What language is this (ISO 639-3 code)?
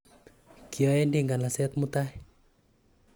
kln